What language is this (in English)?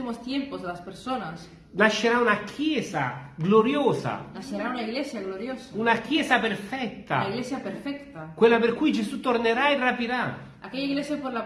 Italian